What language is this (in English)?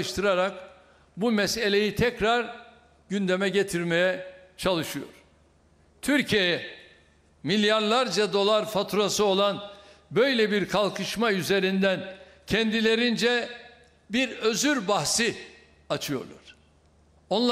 Turkish